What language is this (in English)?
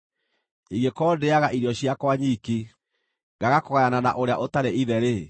Kikuyu